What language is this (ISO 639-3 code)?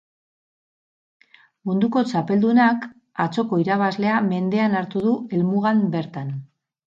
eus